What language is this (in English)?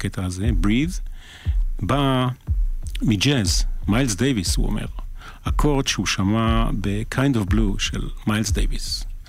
Hebrew